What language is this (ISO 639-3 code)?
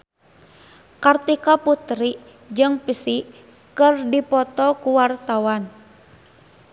sun